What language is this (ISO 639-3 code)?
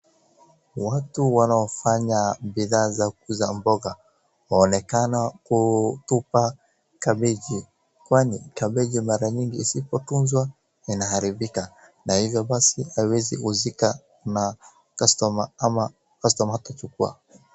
swa